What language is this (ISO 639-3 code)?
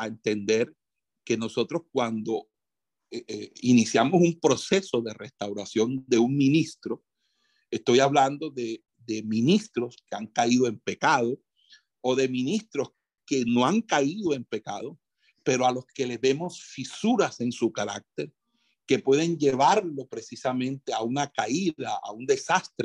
spa